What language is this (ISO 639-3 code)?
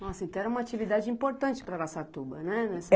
por